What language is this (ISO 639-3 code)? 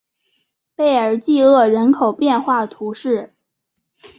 zho